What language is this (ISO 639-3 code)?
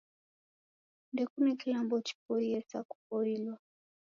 dav